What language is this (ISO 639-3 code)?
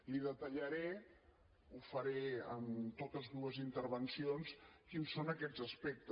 cat